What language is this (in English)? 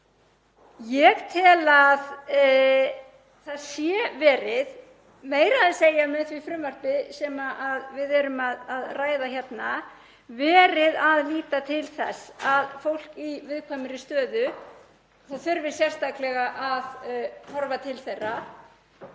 Icelandic